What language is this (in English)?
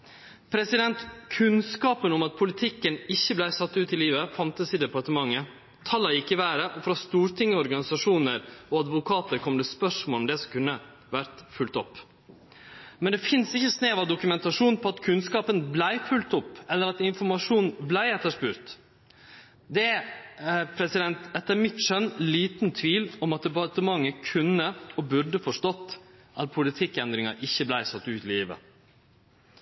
Norwegian Nynorsk